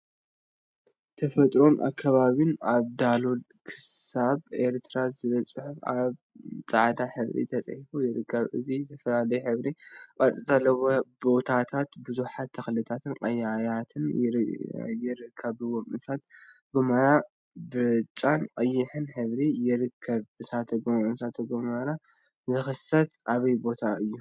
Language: Tigrinya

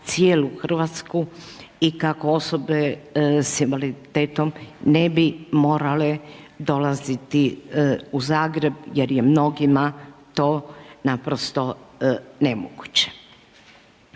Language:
Croatian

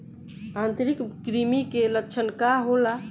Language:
Bhojpuri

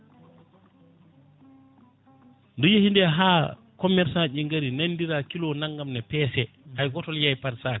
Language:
Fula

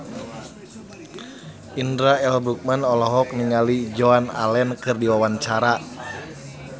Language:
Sundanese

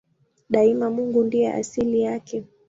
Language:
Swahili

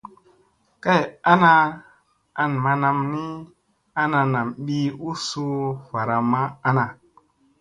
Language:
Musey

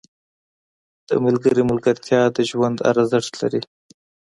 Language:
Pashto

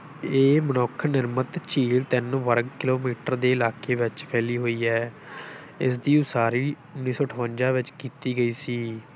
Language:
Punjabi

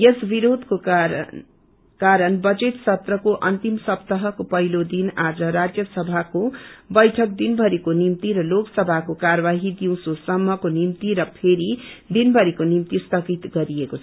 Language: Nepali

